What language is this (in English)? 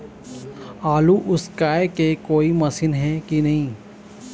Chhattisgarhi